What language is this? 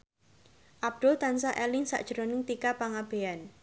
Javanese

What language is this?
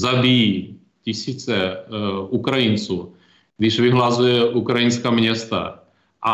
Czech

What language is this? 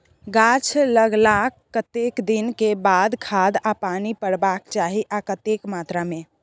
Maithili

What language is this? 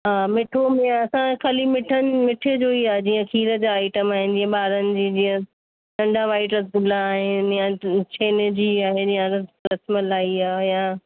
Sindhi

